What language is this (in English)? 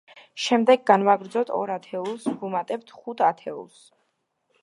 Georgian